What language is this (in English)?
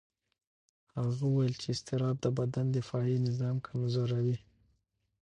Pashto